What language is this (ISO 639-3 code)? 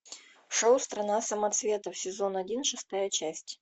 rus